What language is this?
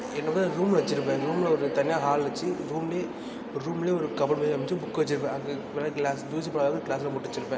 Tamil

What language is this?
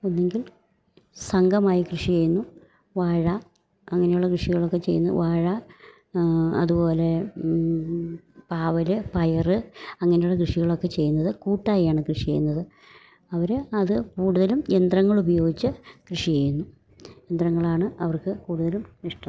Malayalam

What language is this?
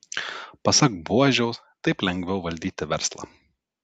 Lithuanian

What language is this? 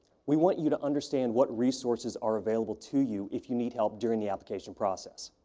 English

